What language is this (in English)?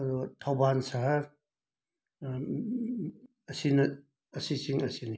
Manipuri